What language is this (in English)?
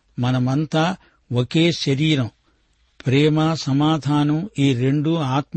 Telugu